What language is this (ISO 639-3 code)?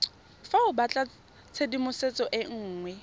tsn